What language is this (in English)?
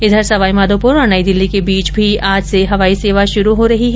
Hindi